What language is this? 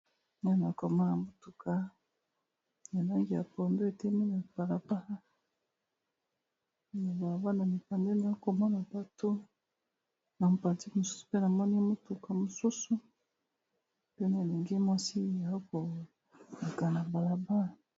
Lingala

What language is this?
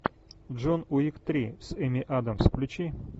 Russian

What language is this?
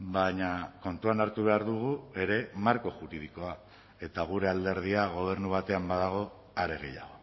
Basque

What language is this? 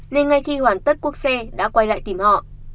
Vietnamese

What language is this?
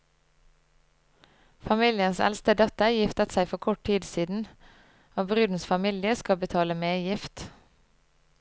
Norwegian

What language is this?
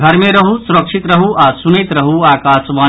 Maithili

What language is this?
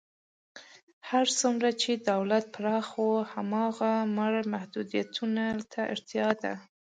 Pashto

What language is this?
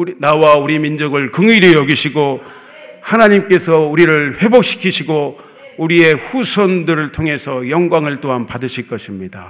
Korean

